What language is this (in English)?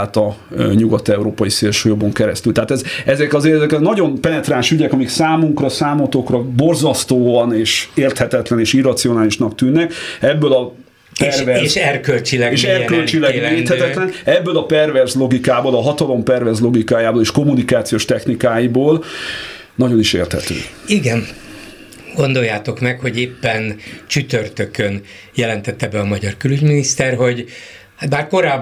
Hungarian